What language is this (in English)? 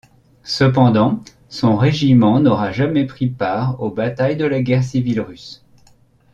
French